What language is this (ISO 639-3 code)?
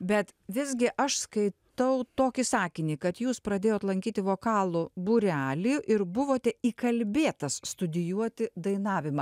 lit